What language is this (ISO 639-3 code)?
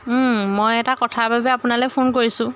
asm